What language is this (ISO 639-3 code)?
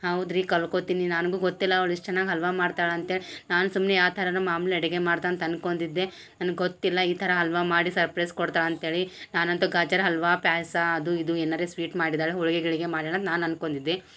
kan